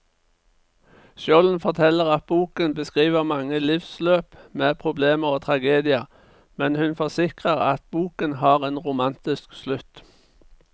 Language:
Norwegian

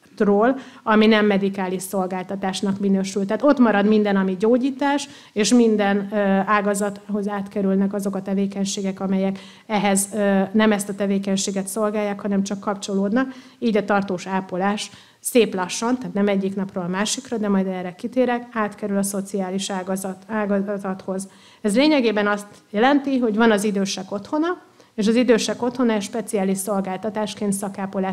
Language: Hungarian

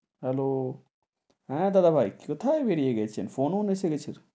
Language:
Bangla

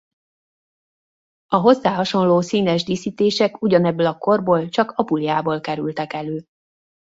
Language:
Hungarian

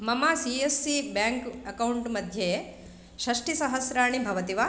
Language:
Sanskrit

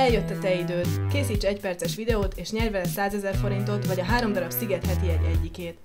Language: Hungarian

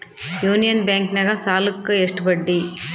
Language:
Kannada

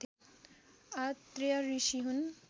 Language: Nepali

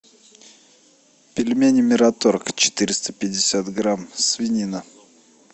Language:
Russian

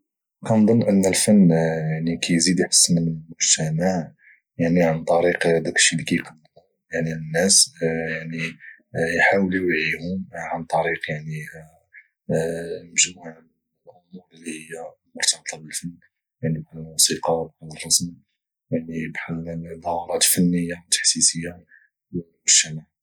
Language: Moroccan Arabic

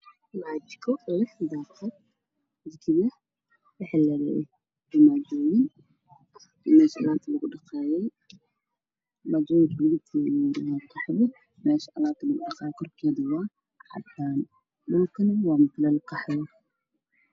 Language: Somali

